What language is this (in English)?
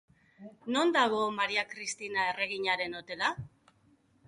Basque